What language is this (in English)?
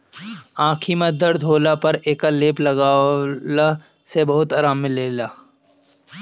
Bhojpuri